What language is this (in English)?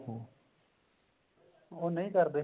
Punjabi